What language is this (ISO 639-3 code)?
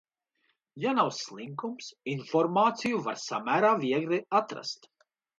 lav